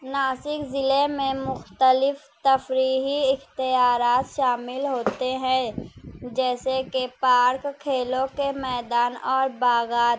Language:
Urdu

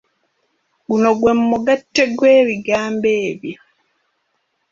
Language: Ganda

